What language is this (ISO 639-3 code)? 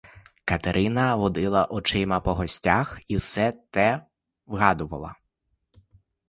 ukr